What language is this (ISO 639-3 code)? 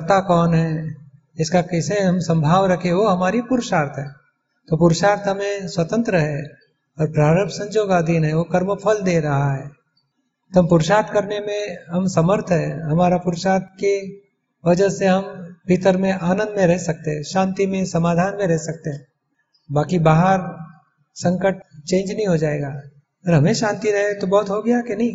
hin